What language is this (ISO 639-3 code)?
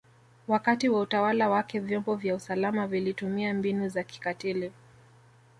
swa